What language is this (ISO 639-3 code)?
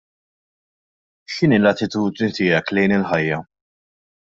mlt